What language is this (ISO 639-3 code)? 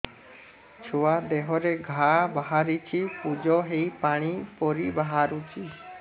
ori